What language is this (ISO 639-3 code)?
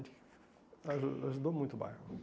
por